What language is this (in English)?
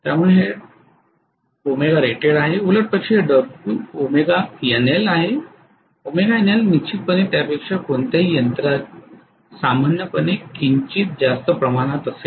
Marathi